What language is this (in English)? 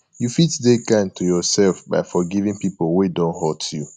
Nigerian Pidgin